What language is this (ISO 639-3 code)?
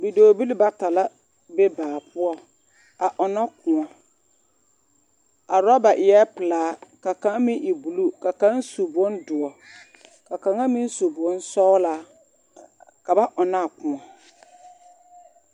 dga